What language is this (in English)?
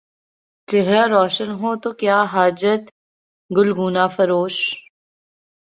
Urdu